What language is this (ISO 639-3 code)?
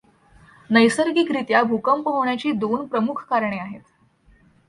mar